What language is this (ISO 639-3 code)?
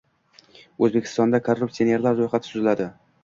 uzb